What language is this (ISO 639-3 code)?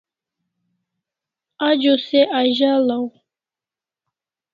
kls